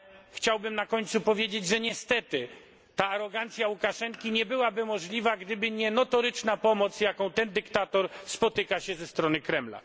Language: Polish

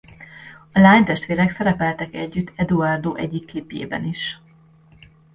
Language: Hungarian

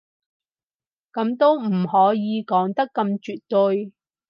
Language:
Cantonese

